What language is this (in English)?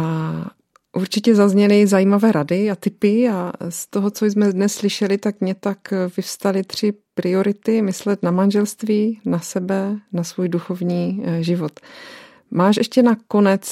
Czech